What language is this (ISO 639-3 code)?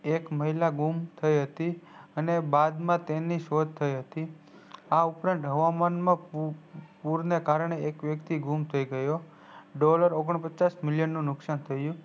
guj